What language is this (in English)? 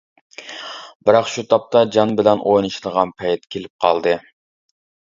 Uyghur